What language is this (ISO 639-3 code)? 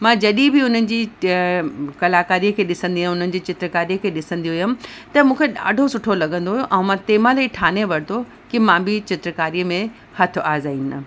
snd